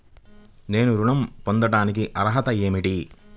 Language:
Telugu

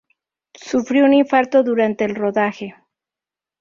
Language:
Spanish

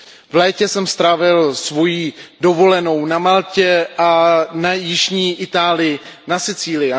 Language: Czech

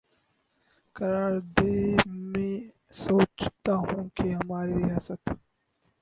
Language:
Urdu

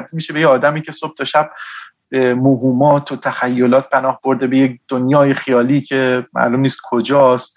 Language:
Persian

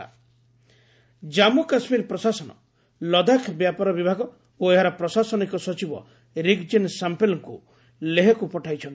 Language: Odia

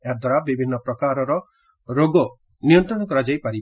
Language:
Odia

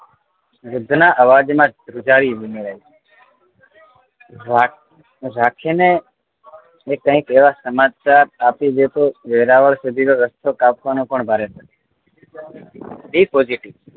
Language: Gujarati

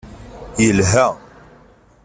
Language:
Kabyle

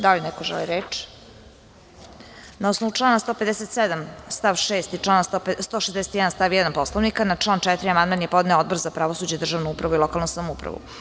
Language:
Serbian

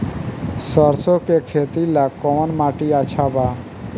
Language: Bhojpuri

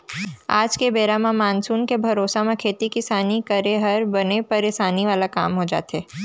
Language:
Chhattisgarhi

